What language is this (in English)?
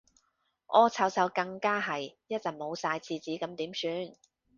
Cantonese